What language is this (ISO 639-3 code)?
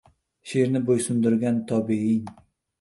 uzb